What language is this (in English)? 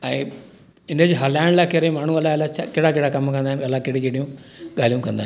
Sindhi